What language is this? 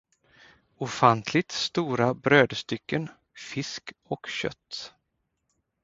Swedish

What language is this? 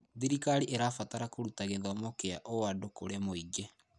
Kikuyu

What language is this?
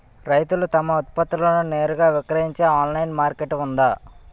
Telugu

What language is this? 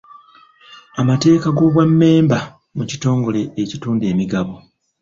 Ganda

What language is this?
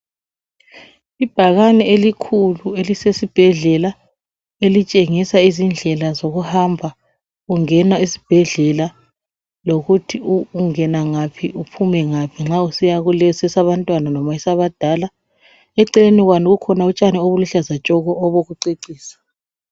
North Ndebele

